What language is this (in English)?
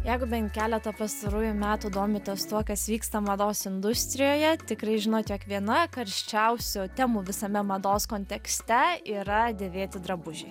Lithuanian